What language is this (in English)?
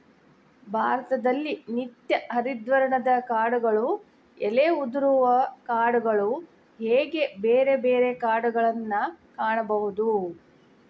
Kannada